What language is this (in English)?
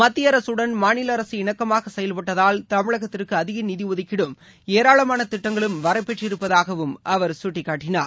Tamil